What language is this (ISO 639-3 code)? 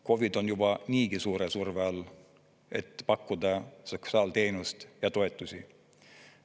est